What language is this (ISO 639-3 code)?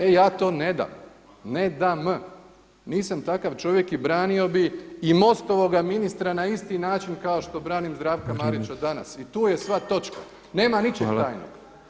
hrv